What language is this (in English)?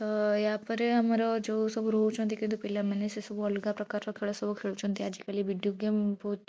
Odia